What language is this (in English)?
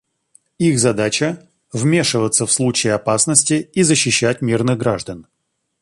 Russian